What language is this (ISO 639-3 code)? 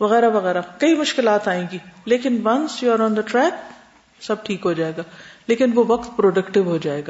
urd